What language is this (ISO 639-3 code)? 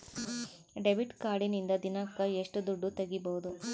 kan